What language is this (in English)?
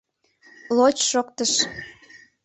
Mari